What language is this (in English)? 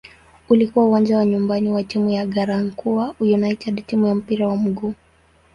Swahili